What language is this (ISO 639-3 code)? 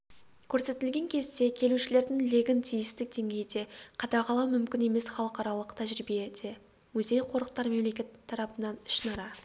kaz